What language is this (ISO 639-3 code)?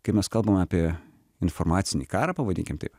lit